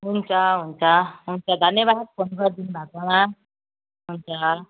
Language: Nepali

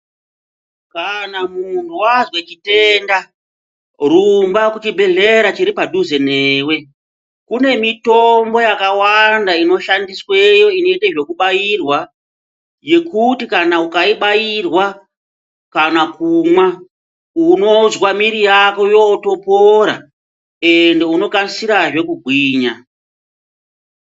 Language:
Ndau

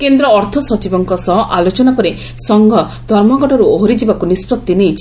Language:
Odia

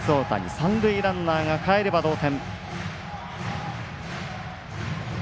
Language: Japanese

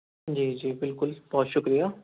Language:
Urdu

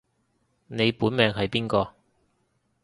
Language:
Cantonese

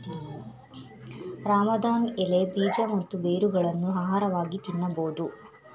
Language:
Kannada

